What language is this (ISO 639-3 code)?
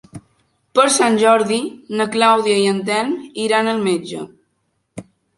cat